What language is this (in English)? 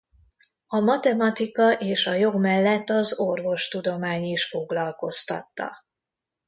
Hungarian